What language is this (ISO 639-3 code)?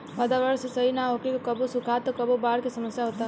bho